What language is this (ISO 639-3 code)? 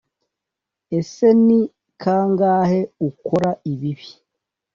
kin